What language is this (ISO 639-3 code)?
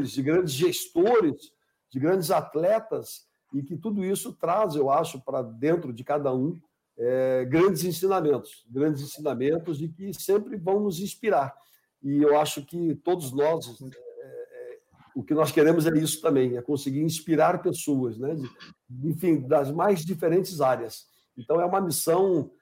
por